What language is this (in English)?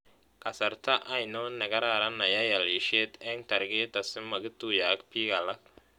Kalenjin